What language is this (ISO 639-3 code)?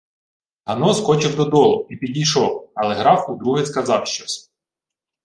ukr